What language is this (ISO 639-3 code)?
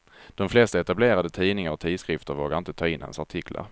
swe